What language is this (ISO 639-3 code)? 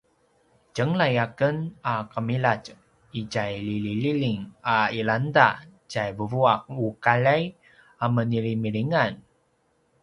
pwn